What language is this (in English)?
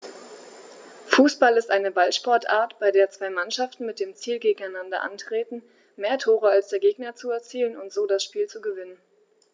German